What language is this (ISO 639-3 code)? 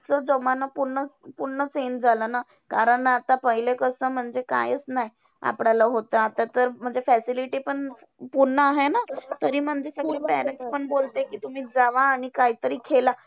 mar